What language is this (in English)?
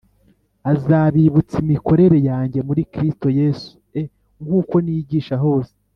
Kinyarwanda